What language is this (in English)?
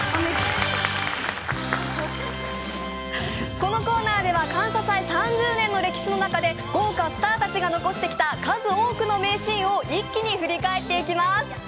Japanese